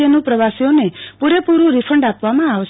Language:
Gujarati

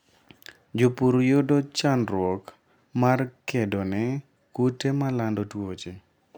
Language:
Luo (Kenya and Tanzania)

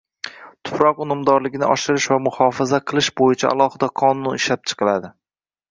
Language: Uzbek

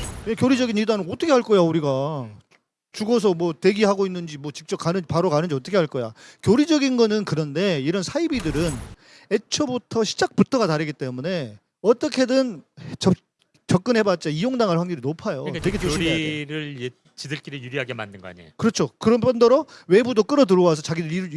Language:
Korean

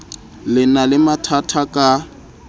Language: Southern Sotho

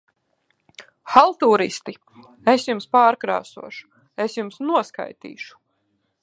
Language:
Latvian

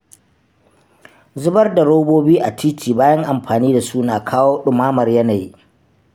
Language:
Hausa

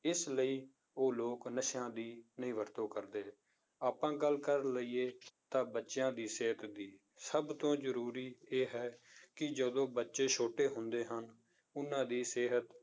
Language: Punjabi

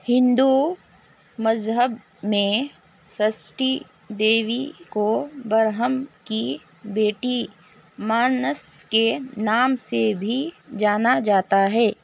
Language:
Urdu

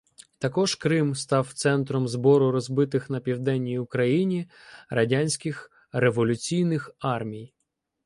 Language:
Ukrainian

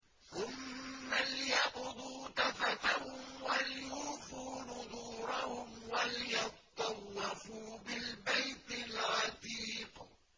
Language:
Arabic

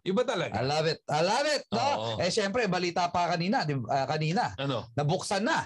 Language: Filipino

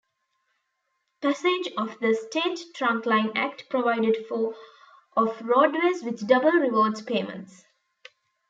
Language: English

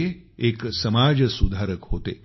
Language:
Marathi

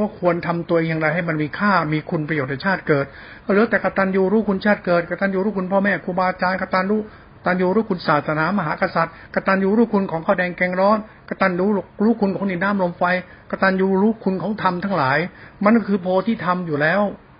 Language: Thai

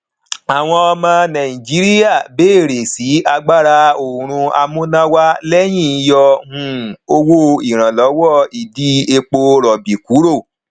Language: Yoruba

